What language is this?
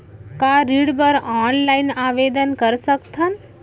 Chhattisgarhi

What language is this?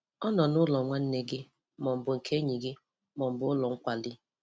Igbo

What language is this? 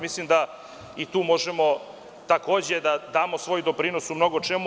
Serbian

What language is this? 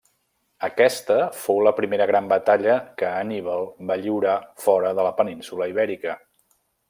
Catalan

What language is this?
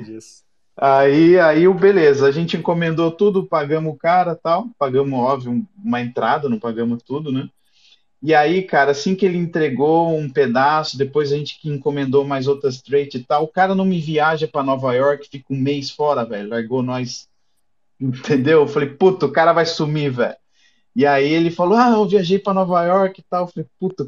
Portuguese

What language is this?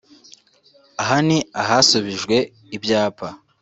Kinyarwanda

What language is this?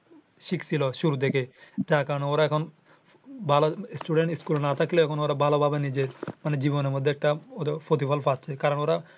Bangla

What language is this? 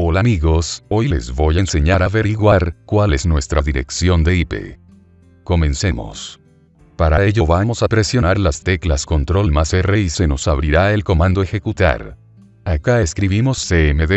Spanish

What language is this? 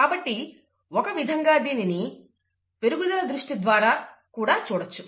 Telugu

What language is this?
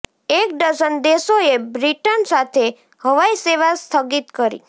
Gujarati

